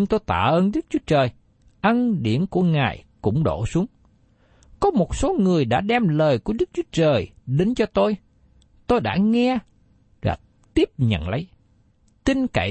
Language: Vietnamese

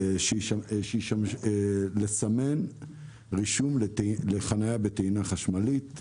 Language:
Hebrew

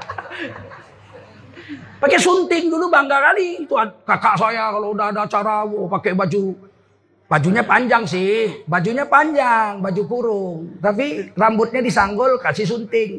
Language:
Indonesian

